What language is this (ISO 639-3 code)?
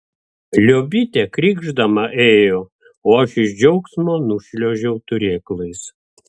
lit